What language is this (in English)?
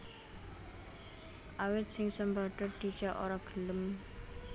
Javanese